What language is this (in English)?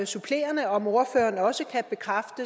Danish